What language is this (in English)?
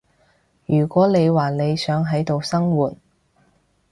Cantonese